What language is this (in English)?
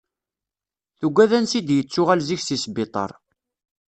Kabyle